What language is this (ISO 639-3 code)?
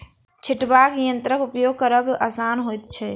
mai